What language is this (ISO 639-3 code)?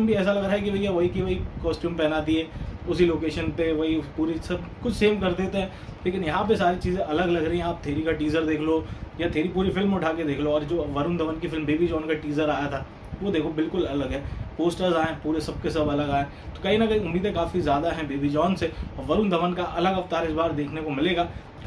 hin